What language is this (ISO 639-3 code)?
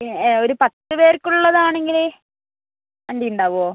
mal